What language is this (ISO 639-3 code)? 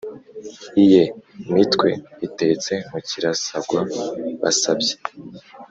kin